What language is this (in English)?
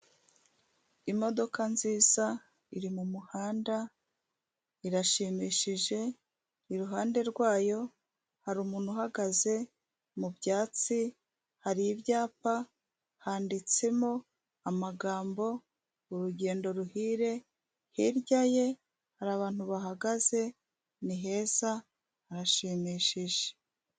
Kinyarwanda